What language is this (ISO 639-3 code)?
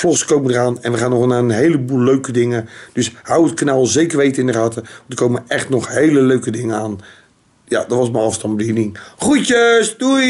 nld